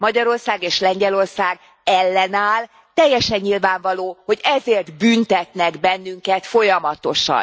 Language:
Hungarian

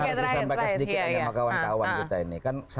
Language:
Indonesian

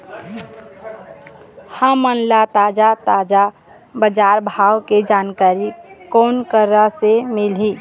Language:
Chhattisgarhi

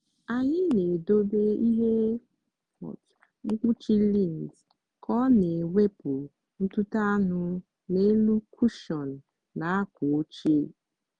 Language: Igbo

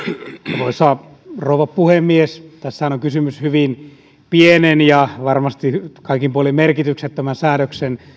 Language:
Finnish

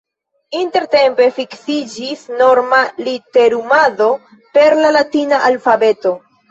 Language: Esperanto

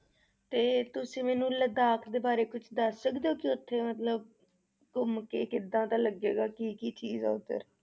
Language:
Punjabi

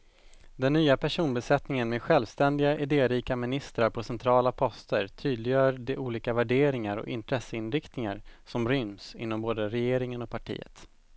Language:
Swedish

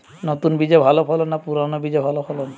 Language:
Bangla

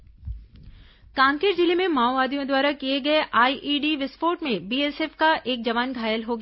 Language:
Hindi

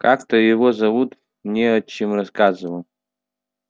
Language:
Russian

